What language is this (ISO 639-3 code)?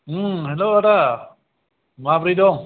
brx